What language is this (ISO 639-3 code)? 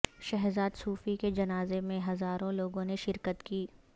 urd